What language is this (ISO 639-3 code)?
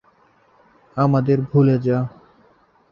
ben